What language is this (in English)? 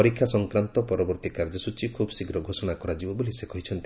Odia